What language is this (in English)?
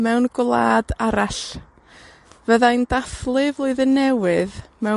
Welsh